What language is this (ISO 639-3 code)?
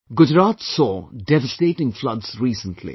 eng